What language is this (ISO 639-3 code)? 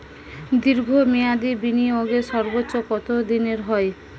ben